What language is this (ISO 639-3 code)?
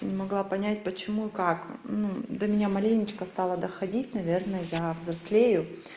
rus